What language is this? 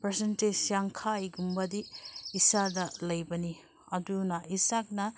Manipuri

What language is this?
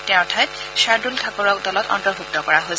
Assamese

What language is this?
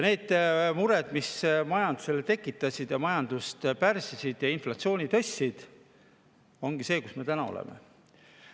Estonian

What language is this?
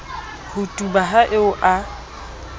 Southern Sotho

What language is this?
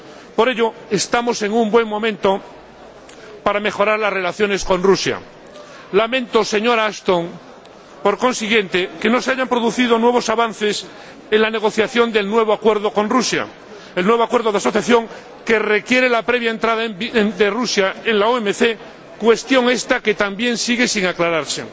Spanish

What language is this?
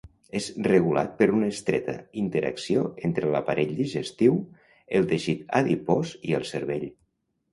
Catalan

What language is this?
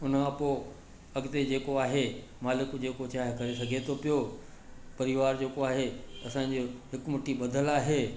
Sindhi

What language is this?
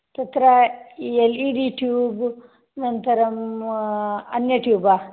Sanskrit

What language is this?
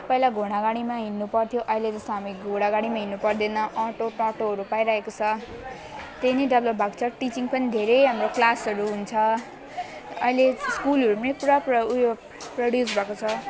Nepali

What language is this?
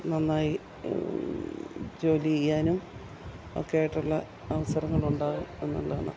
Malayalam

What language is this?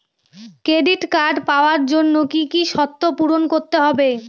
Bangla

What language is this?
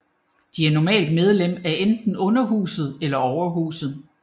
Danish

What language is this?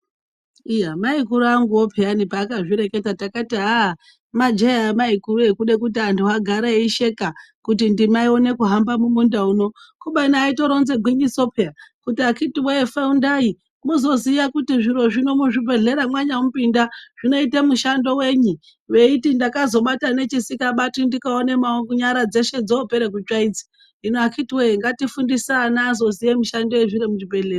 Ndau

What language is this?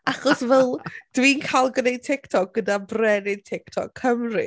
Welsh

